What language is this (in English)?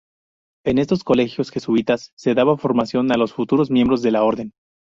Spanish